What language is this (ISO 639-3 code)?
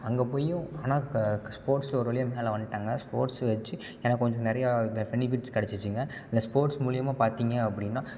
tam